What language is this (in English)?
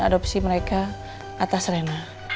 Indonesian